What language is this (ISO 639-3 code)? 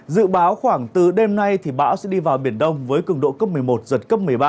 vie